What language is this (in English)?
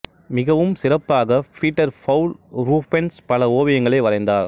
Tamil